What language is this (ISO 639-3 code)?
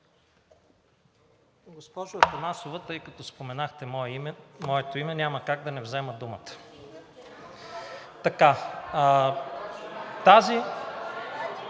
bul